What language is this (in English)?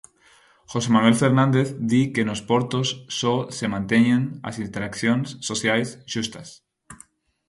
Galician